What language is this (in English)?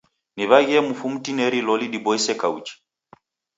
Taita